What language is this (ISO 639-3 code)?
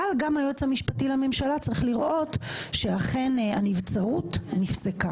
heb